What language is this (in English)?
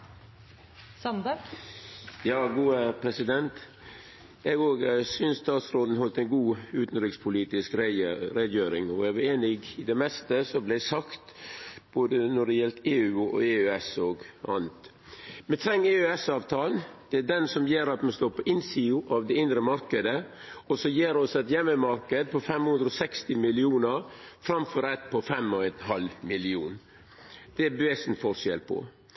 Norwegian Nynorsk